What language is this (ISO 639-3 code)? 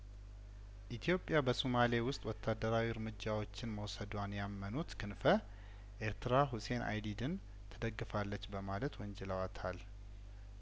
amh